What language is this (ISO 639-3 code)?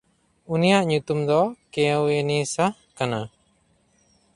sat